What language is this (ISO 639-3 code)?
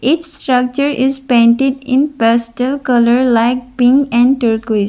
eng